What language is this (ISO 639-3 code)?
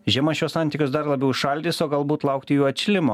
lit